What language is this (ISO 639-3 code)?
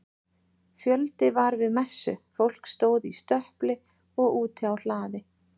isl